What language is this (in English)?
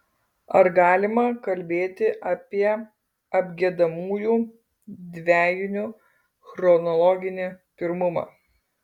Lithuanian